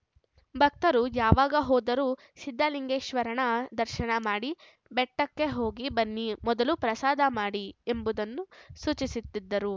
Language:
Kannada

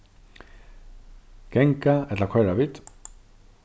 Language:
Faroese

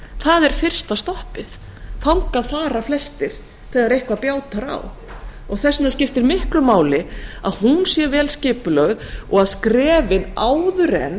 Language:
Icelandic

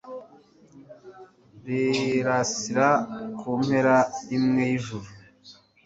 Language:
Kinyarwanda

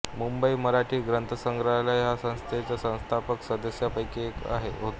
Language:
Marathi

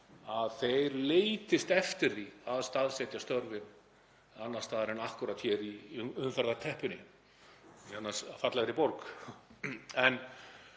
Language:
Icelandic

